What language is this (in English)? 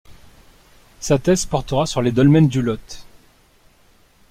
French